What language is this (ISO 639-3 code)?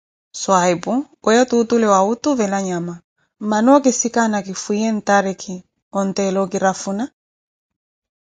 eko